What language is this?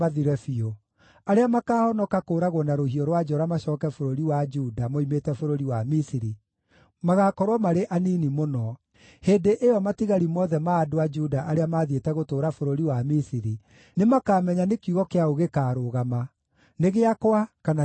Kikuyu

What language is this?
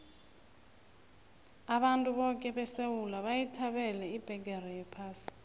South Ndebele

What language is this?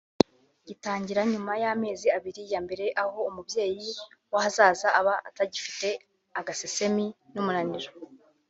Kinyarwanda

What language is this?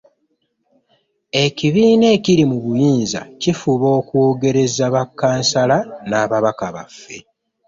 Ganda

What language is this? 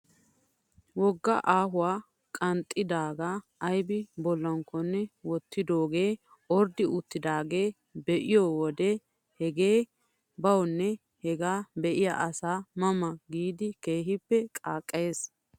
Wolaytta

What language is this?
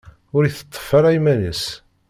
Kabyle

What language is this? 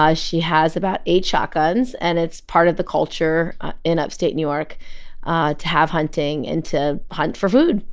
English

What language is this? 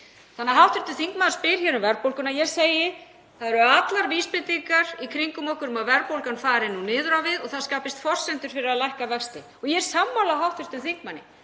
Icelandic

